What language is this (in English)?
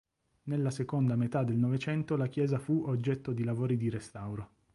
Italian